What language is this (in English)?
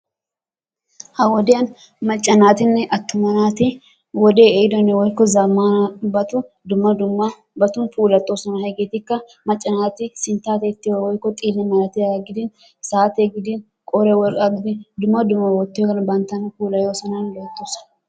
Wolaytta